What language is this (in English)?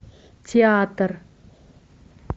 Russian